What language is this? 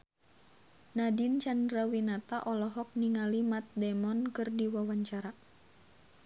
Sundanese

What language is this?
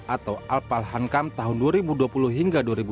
Indonesian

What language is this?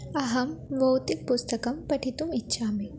Sanskrit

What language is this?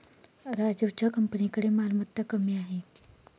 Marathi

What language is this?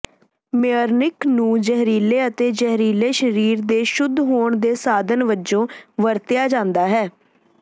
Punjabi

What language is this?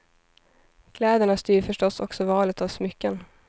Swedish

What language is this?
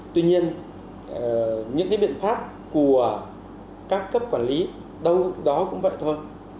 Vietnamese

